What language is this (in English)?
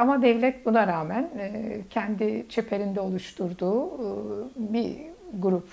Turkish